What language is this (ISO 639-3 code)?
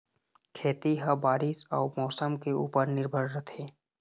hne